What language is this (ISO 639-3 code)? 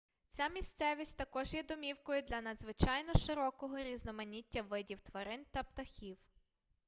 ukr